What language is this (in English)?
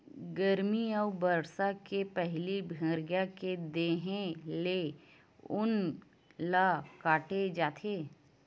Chhattisgarhi